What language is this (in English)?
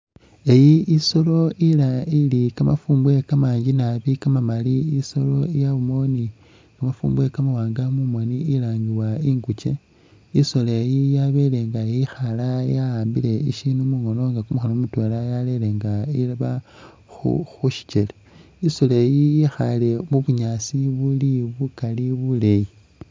Masaaba